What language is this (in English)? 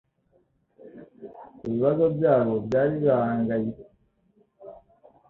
Kinyarwanda